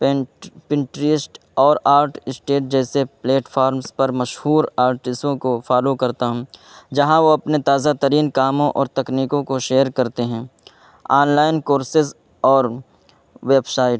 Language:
Urdu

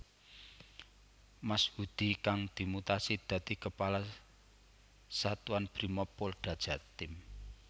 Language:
Javanese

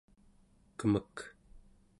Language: Central Yupik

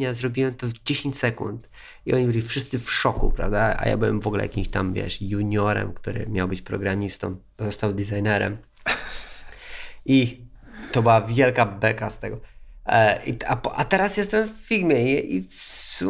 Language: Polish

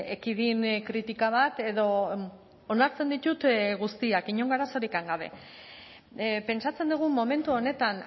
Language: Basque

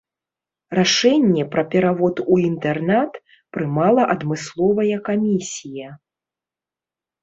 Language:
Belarusian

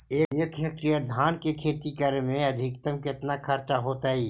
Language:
Magahi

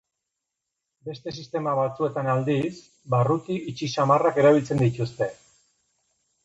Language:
Basque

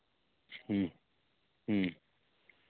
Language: Santali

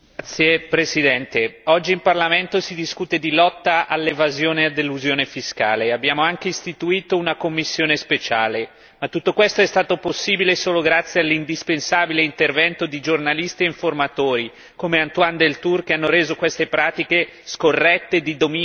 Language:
Italian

